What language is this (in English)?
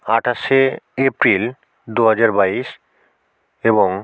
Bangla